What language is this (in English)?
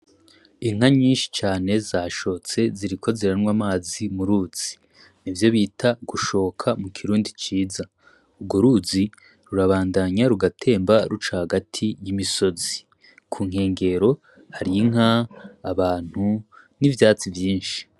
Rundi